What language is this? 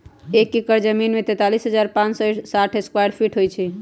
Magahi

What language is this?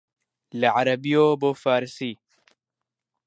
Central Kurdish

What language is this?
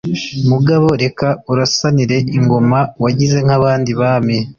Kinyarwanda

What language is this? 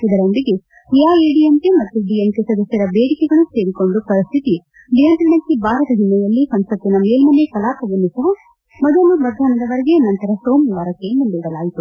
Kannada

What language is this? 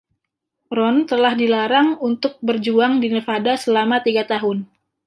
Indonesian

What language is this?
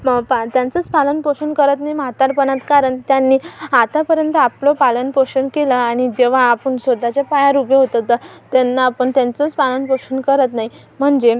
Marathi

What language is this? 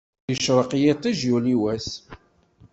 Kabyle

